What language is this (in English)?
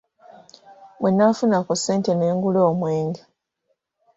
Ganda